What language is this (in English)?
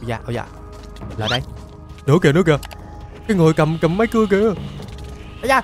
Vietnamese